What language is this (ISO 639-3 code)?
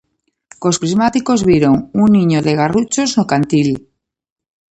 glg